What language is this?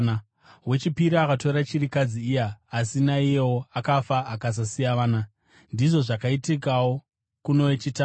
Shona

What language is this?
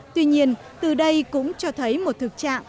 Vietnamese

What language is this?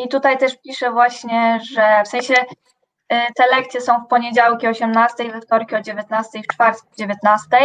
Polish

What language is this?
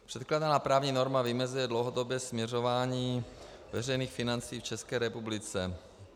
Czech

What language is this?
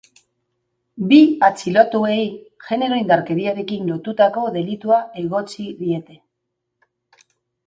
Basque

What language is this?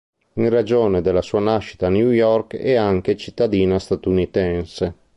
Italian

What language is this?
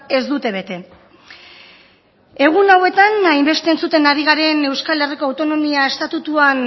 Basque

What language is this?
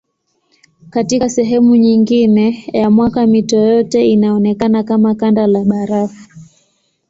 Swahili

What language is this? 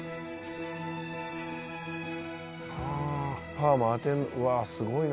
Japanese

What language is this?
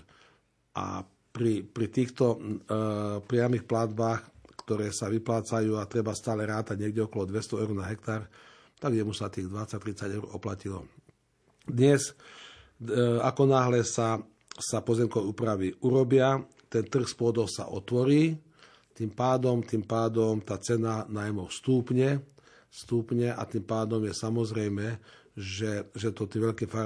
Slovak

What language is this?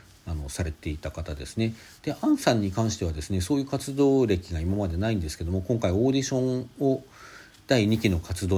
Japanese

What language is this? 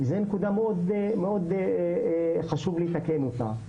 Hebrew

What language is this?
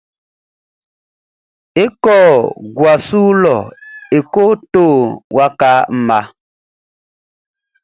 Baoulé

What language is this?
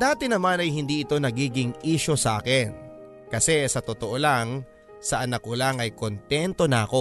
Filipino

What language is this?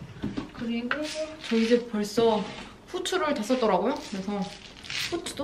Korean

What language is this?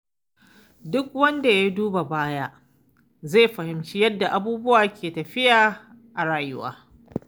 Hausa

